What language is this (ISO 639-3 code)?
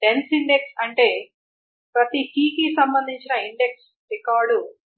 tel